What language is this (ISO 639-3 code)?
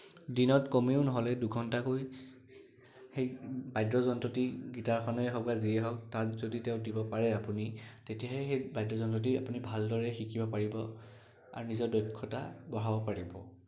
asm